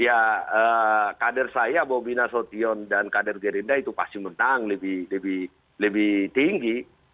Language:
Indonesian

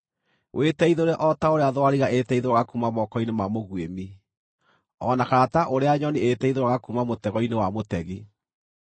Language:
Kikuyu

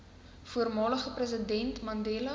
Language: Afrikaans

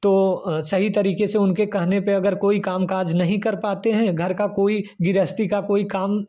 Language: Hindi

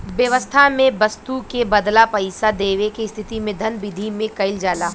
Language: Bhojpuri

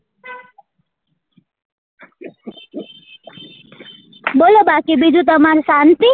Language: Gujarati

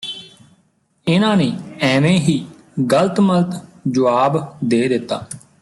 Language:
Punjabi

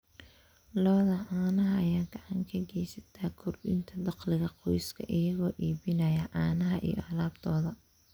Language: Somali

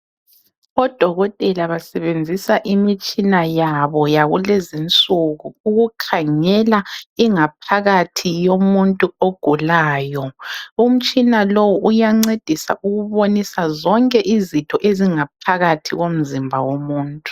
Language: North Ndebele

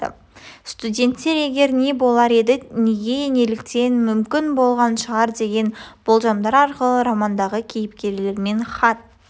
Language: Kazakh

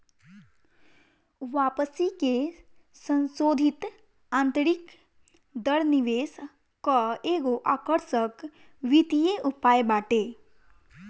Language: Bhojpuri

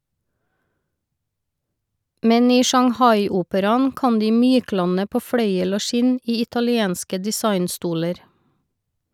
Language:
Norwegian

